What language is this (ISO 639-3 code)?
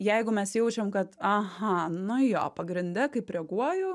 lit